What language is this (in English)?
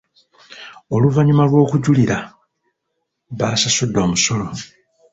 Ganda